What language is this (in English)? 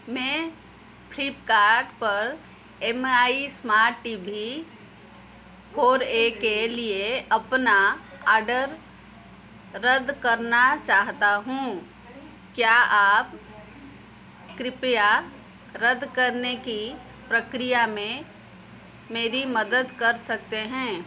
Hindi